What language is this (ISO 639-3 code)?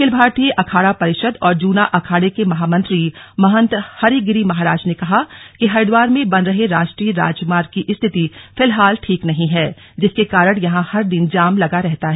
hin